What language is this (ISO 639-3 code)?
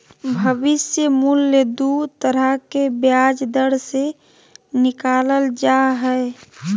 mag